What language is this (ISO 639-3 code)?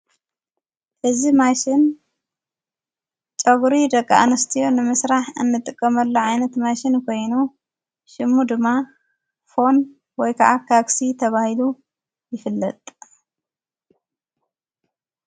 tir